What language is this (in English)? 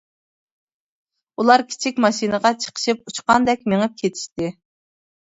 Uyghur